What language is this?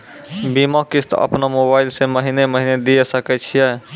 Maithili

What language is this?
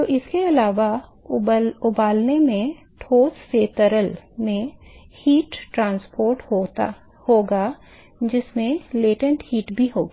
Hindi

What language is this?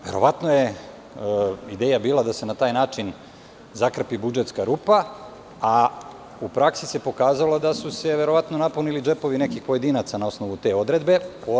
Serbian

